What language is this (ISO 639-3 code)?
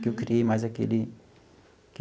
por